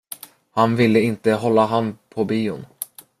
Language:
Swedish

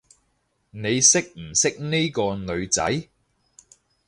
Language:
Cantonese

